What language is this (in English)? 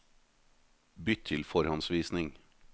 Norwegian